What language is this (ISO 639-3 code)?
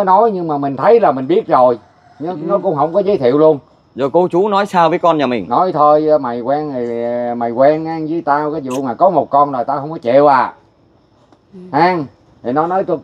vie